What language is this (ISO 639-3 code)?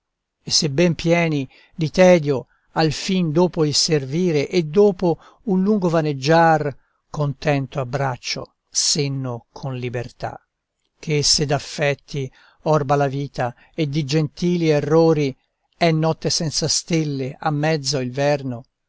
ita